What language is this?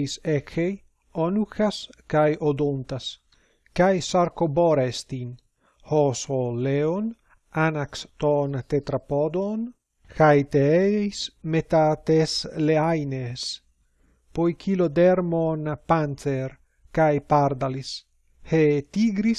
Greek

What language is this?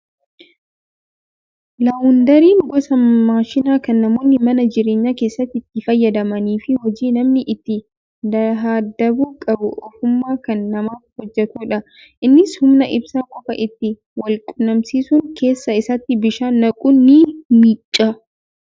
Oromo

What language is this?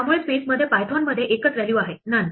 Marathi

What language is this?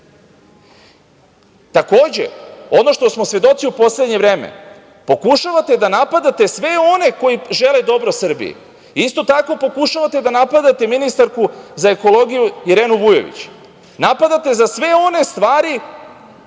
Serbian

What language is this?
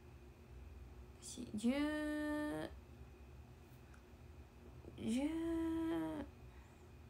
Japanese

